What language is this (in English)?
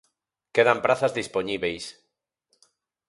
Galician